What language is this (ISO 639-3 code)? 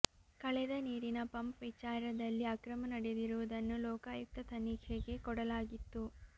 kan